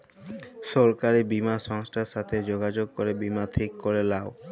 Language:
Bangla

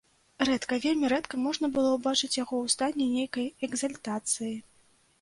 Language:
Belarusian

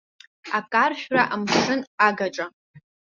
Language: Abkhazian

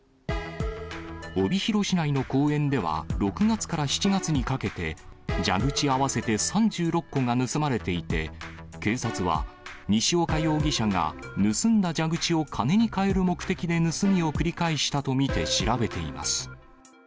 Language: Japanese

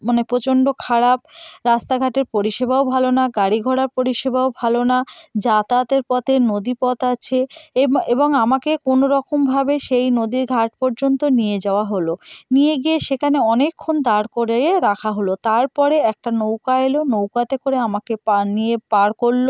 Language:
Bangla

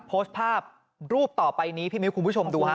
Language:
Thai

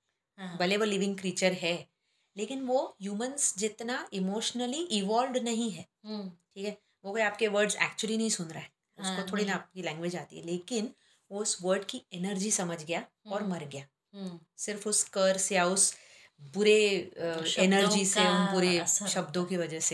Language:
Hindi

